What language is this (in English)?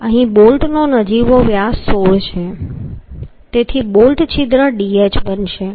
Gujarati